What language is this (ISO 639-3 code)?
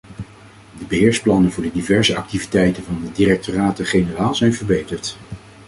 nld